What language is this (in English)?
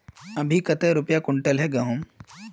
Magahi